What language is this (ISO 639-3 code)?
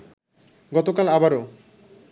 ben